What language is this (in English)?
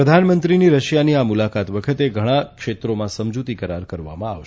Gujarati